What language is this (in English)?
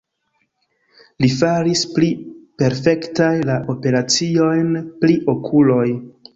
Esperanto